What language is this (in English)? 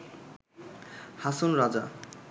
Bangla